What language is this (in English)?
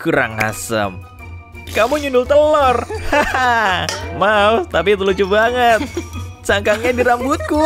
Indonesian